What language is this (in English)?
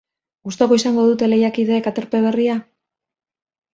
Basque